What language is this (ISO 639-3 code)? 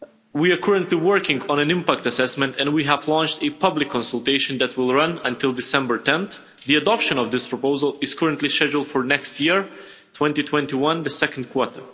eng